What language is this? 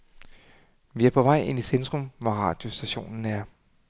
Danish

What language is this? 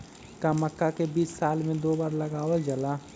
Magahi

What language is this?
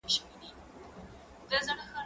Pashto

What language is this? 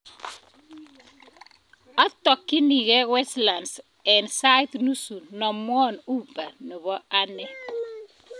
Kalenjin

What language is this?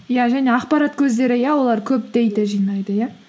Kazakh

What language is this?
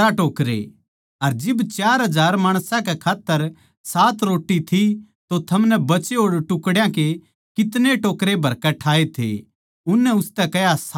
Haryanvi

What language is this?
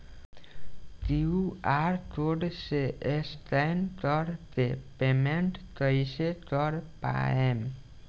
Bhojpuri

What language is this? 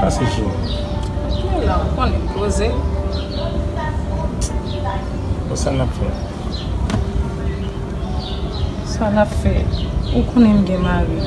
Romanian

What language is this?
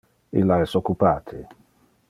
Interlingua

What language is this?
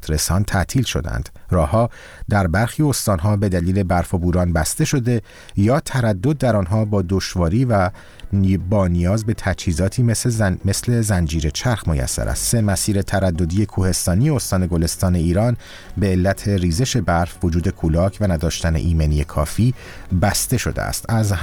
Persian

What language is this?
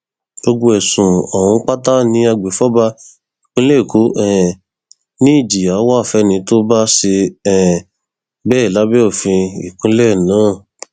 Yoruba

